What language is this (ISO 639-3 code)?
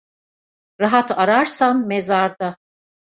tur